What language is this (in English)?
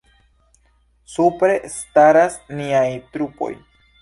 Esperanto